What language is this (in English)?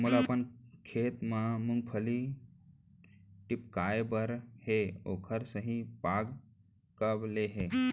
Chhattisgarhi